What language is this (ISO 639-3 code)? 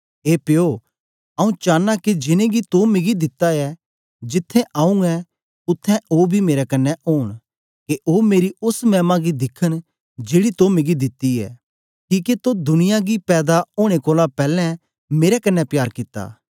doi